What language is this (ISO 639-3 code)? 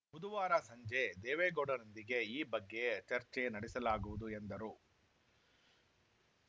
kan